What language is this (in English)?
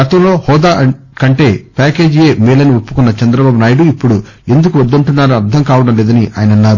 Telugu